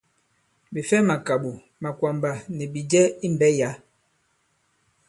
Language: Bankon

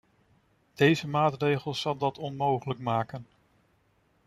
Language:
Dutch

